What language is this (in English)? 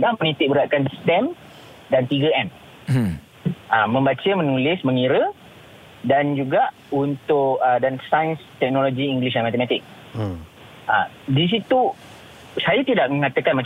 Malay